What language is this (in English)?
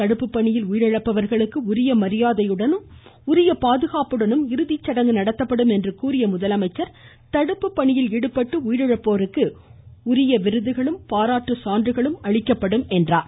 Tamil